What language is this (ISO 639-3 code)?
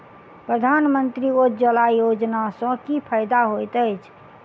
mai